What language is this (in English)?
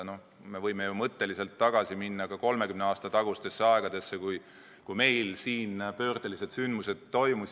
Estonian